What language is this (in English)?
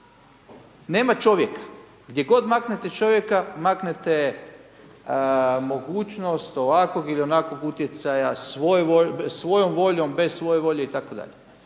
Croatian